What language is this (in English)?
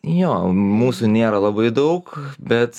Lithuanian